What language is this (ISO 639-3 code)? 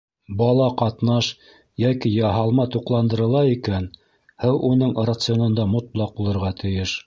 bak